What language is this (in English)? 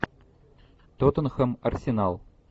Russian